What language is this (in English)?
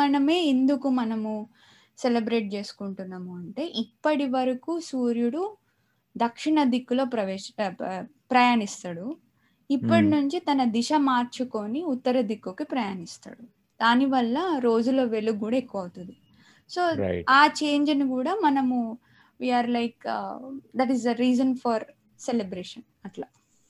Telugu